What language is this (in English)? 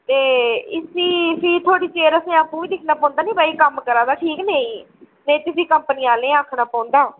Dogri